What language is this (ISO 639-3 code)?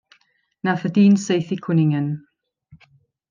cym